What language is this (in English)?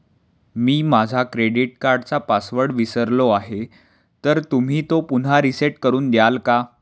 Marathi